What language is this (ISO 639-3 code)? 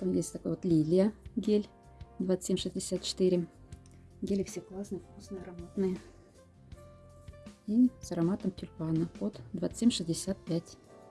rus